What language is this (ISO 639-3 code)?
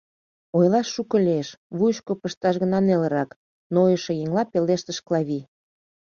chm